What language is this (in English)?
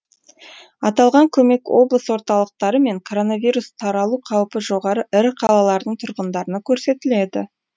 Kazakh